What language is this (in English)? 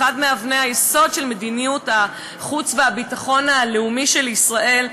Hebrew